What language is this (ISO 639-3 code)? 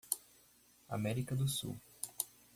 por